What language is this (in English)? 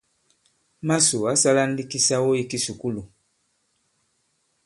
Bankon